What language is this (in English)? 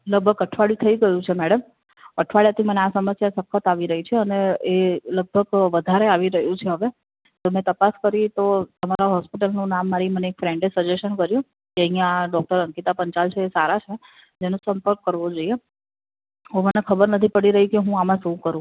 Gujarati